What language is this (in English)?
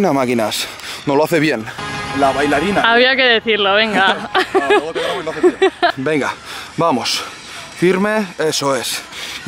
Spanish